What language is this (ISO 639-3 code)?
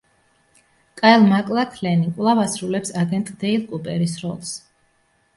kat